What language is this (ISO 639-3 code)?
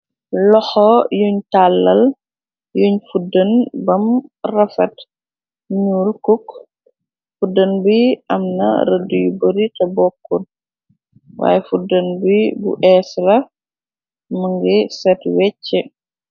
wol